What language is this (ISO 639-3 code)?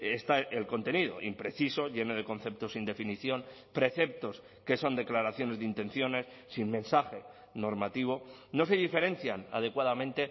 spa